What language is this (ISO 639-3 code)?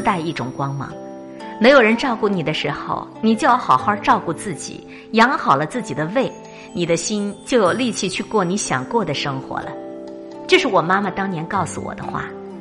zho